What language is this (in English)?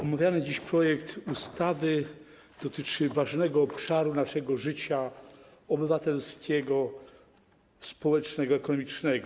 Polish